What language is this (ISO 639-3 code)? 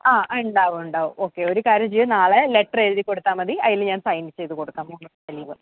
mal